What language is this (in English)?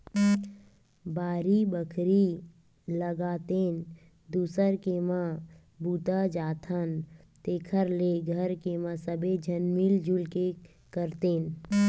Chhattisgarhi